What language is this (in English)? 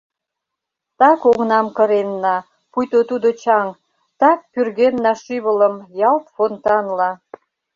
Mari